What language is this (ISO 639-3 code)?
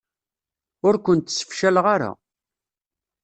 kab